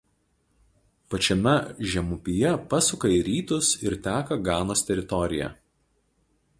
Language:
Lithuanian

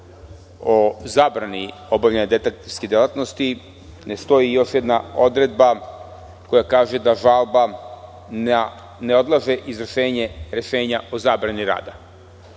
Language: Serbian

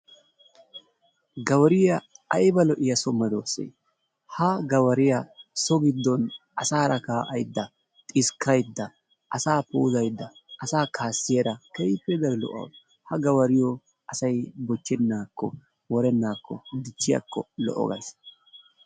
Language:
Wolaytta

